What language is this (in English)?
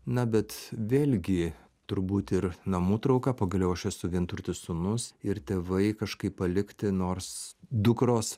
Lithuanian